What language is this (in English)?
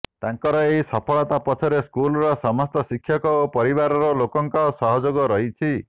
Odia